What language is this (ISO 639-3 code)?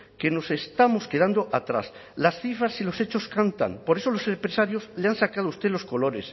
spa